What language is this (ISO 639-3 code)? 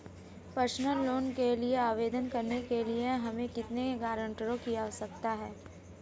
hin